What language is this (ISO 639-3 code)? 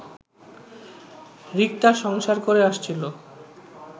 ben